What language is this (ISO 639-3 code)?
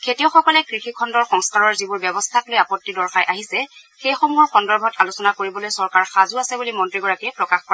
asm